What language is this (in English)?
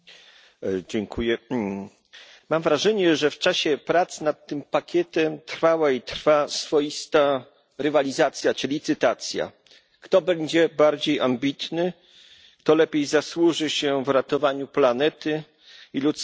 Polish